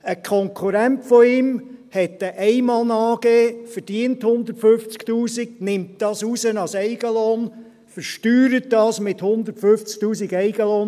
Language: Swiss German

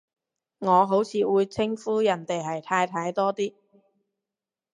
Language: Cantonese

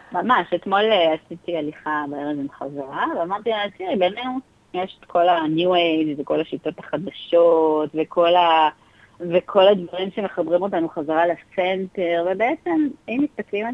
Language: Hebrew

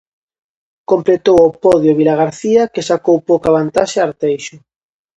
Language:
Galician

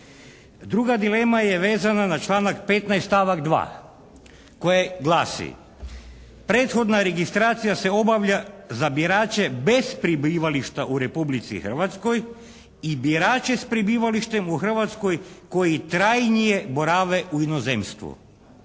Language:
Croatian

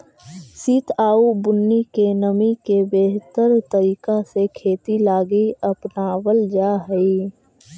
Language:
Magahi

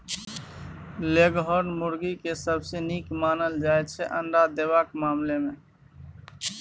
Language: Maithili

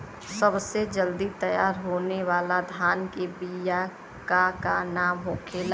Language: Bhojpuri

